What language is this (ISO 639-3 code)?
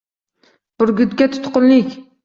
uzb